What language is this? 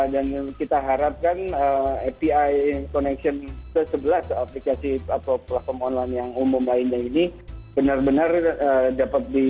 Indonesian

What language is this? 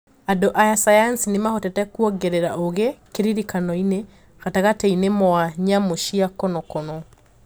Kikuyu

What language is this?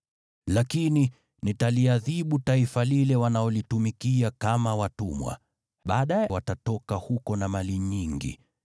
Swahili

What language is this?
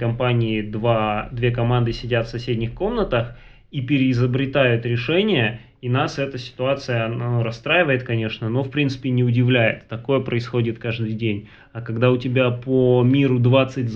Russian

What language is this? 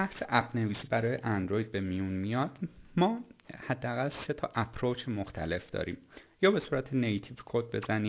Persian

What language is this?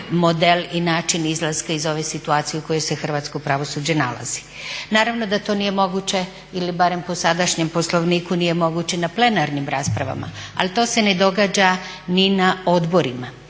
Croatian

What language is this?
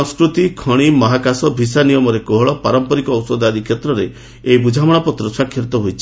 Odia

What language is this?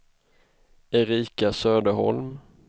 Swedish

